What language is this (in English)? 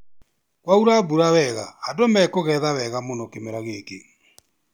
Kikuyu